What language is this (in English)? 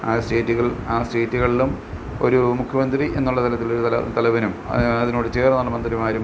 Malayalam